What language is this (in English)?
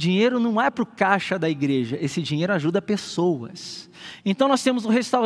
Portuguese